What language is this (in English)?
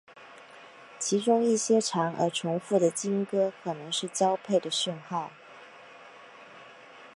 Chinese